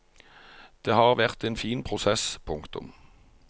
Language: Norwegian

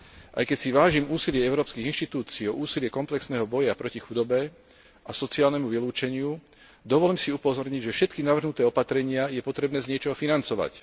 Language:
Slovak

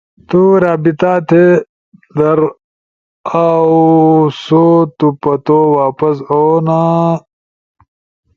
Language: Ushojo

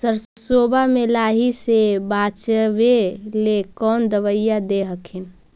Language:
Magahi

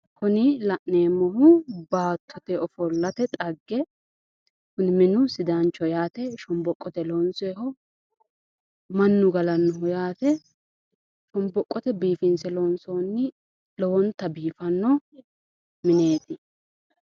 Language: Sidamo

